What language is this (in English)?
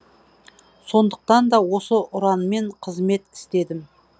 Kazakh